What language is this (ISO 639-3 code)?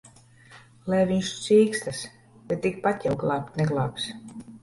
lav